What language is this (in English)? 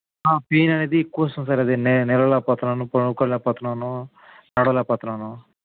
Telugu